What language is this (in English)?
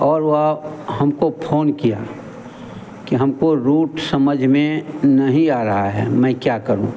Hindi